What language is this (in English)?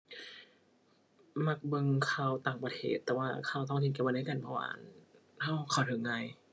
Thai